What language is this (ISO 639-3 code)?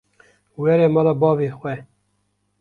kur